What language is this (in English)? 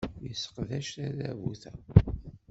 Kabyle